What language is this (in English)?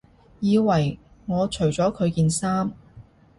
Cantonese